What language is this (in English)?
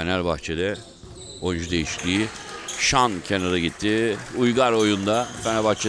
Turkish